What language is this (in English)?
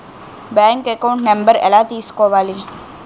Telugu